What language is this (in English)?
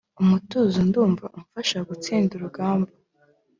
Kinyarwanda